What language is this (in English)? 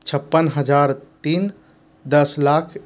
Hindi